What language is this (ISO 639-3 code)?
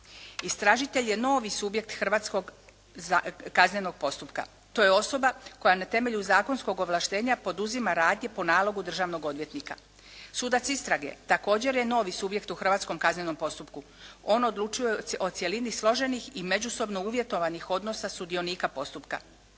hrv